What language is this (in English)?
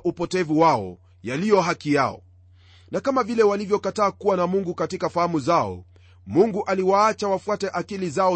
Swahili